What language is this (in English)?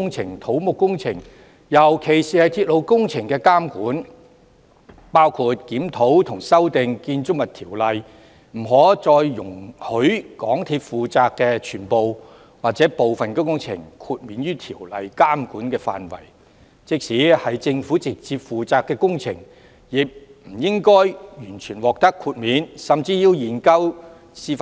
Cantonese